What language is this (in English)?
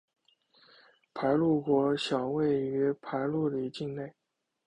Chinese